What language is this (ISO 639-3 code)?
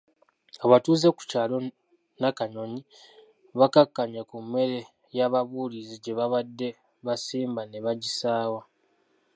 lug